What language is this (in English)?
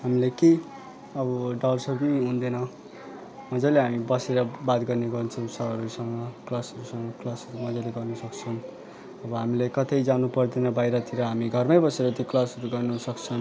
Nepali